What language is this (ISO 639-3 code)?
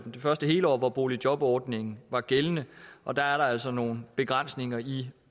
dan